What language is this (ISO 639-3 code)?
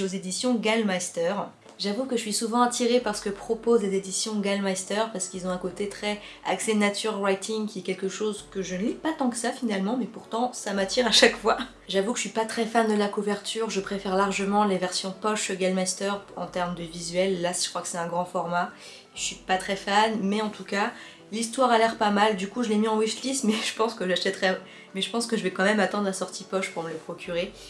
fra